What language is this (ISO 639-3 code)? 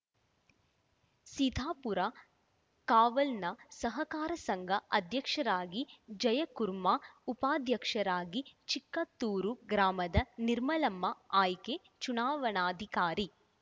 kan